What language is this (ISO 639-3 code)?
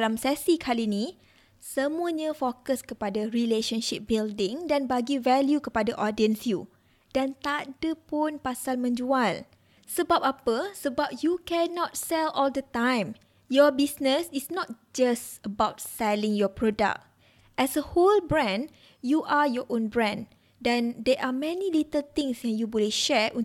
msa